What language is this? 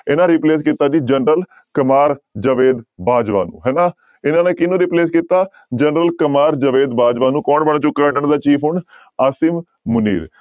Punjabi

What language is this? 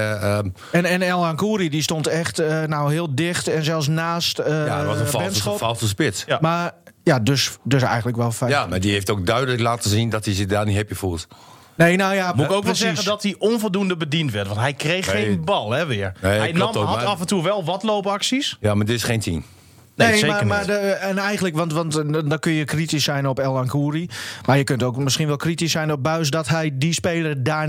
Dutch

